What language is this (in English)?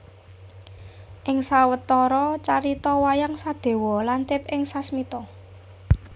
Javanese